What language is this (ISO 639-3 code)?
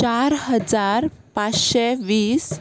kok